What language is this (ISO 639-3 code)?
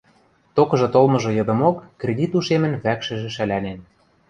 mrj